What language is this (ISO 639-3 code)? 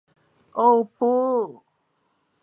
zho